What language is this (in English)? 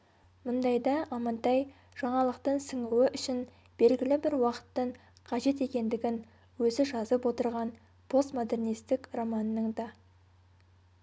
Kazakh